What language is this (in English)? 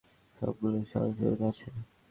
Bangla